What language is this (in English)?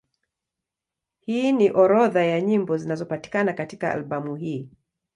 Swahili